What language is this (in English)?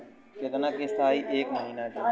Bhojpuri